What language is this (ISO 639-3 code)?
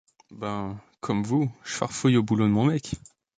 fra